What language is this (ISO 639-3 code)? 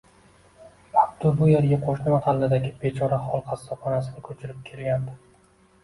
uzb